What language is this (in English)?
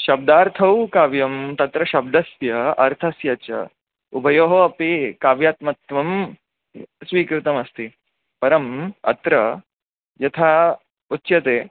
Sanskrit